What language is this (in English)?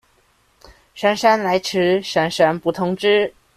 Chinese